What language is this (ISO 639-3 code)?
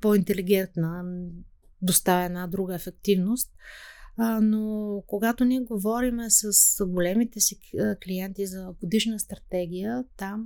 bul